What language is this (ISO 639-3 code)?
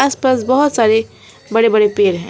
hin